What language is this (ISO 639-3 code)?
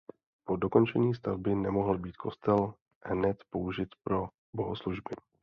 ces